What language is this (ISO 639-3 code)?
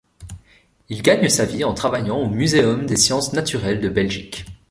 fra